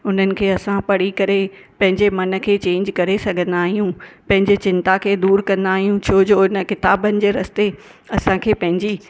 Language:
Sindhi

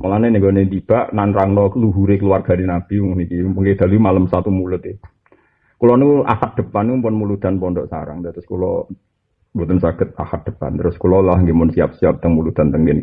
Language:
Indonesian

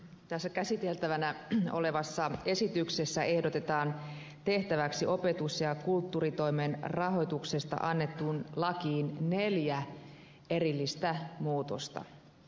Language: Finnish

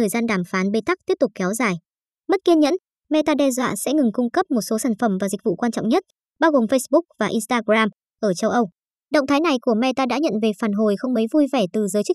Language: Vietnamese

